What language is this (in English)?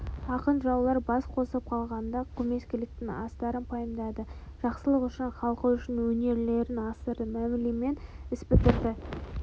Kazakh